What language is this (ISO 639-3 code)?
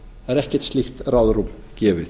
isl